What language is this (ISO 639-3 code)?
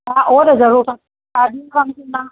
snd